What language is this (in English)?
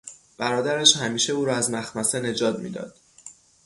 Persian